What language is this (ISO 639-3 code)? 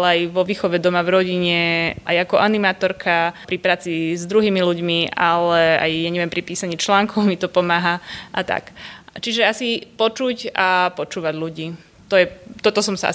slk